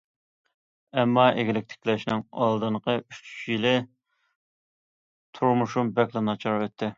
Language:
Uyghur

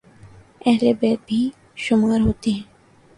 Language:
Urdu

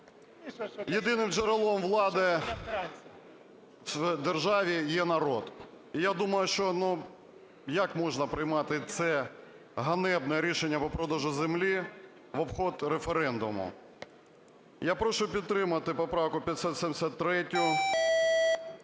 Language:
Ukrainian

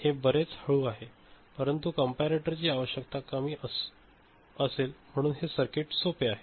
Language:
Marathi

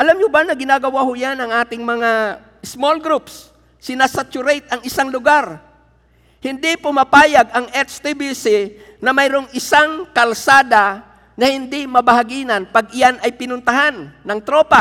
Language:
Filipino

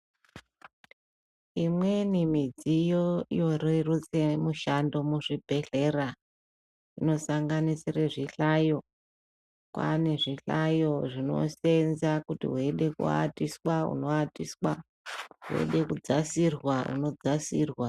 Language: Ndau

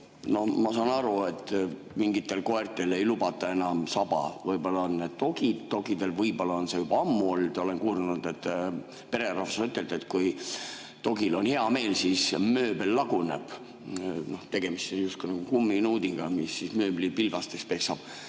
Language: Estonian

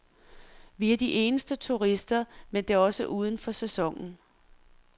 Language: Danish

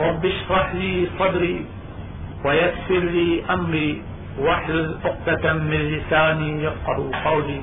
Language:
Urdu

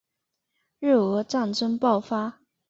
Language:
Chinese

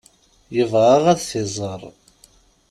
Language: Kabyle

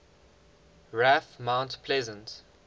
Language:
English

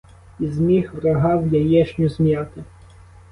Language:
Ukrainian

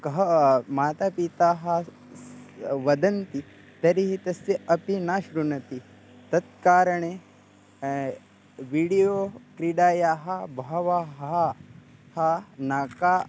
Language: Sanskrit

